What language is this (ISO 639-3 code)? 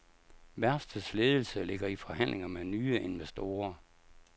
dan